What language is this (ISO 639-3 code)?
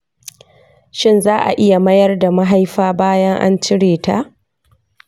hau